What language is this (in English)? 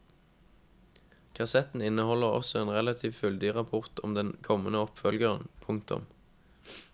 Norwegian